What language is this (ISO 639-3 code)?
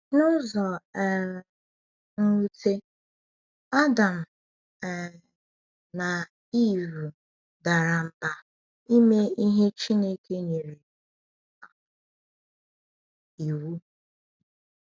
ibo